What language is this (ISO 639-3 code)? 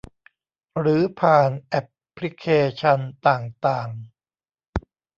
tha